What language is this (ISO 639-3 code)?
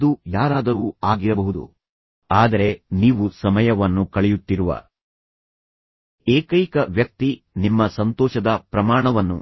kan